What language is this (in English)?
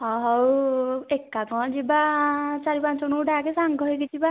Odia